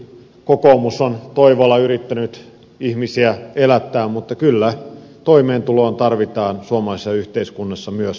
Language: Finnish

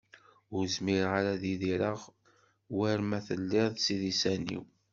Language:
Kabyle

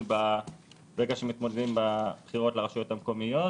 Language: Hebrew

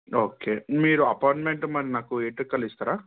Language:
Telugu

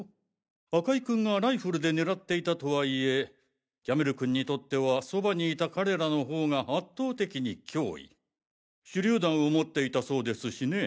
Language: Japanese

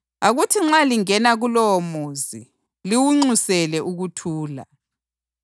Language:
North Ndebele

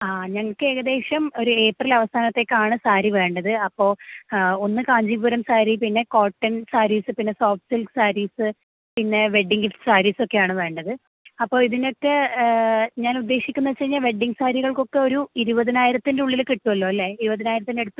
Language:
Malayalam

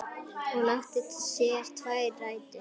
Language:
Icelandic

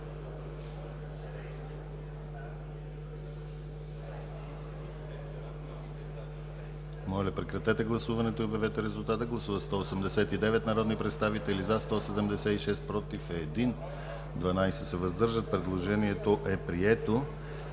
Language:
Bulgarian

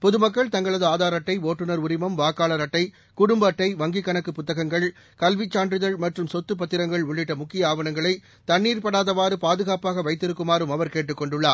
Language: Tamil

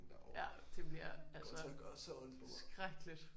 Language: Danish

